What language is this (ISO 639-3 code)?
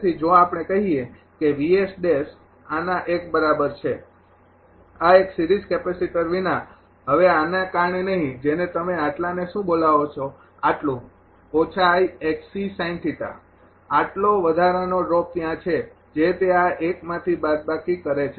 guj